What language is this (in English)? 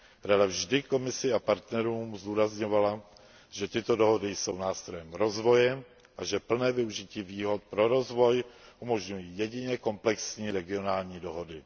Czech